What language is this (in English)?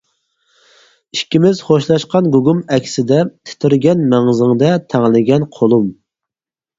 Uyghur